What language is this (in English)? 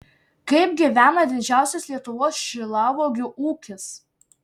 Lithuanian